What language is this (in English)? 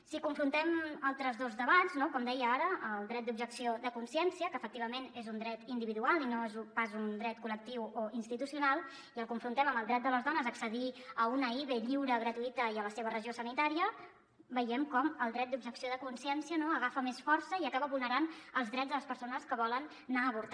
Catalan